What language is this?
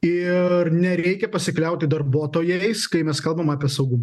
Lithuanian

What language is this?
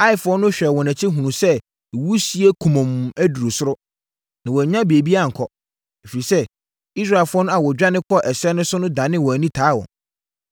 Akan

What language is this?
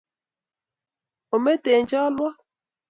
Kalenjin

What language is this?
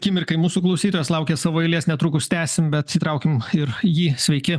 Lithuanian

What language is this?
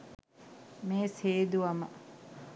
Sinhala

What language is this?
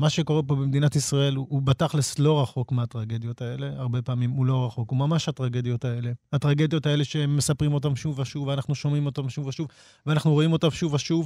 Hebrew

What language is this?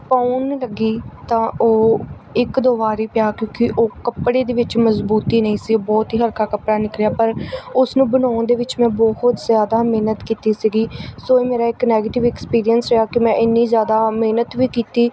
Punjabi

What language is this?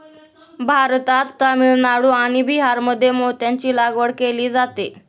Marathi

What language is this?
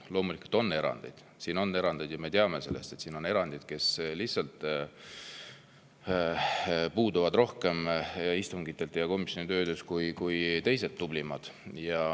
Estonian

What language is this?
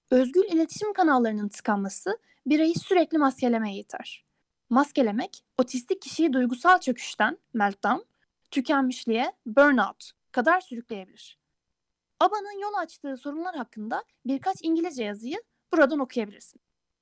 Turkish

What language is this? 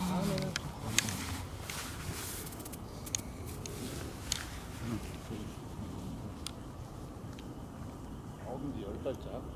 Korean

